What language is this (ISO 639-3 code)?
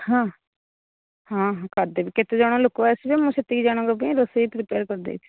ori